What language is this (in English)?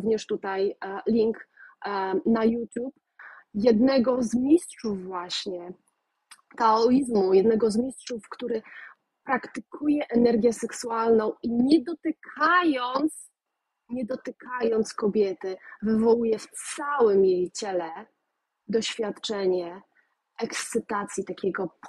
Polish